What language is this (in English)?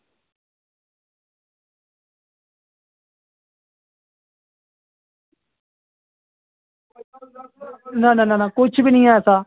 Dogri